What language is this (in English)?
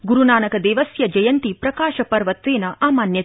Sanskrit